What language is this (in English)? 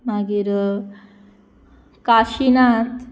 Konkani